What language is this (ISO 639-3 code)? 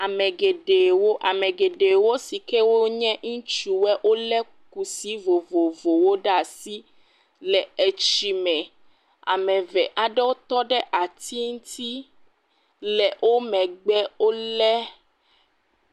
ewe